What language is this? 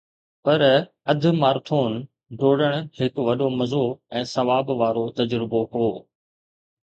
Sindhi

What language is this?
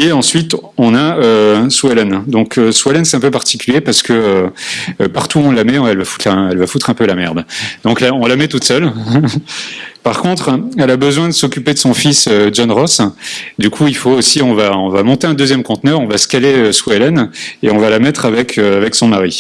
French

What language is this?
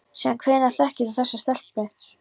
Icelandic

